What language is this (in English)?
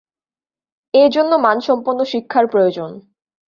Bangla